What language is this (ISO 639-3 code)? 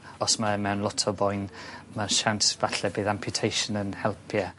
cym